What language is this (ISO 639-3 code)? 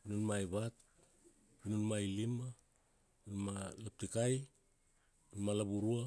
ksd